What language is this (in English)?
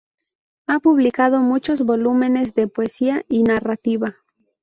Spanish